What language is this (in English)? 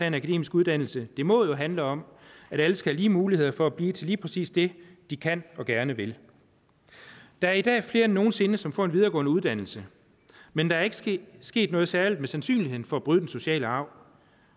Danish